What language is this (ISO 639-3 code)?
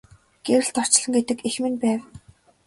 mon